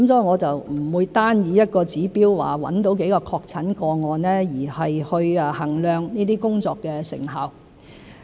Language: Cantonese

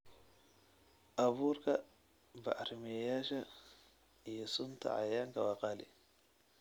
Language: Somali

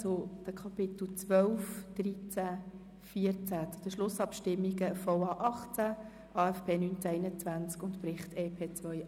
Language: Swiss German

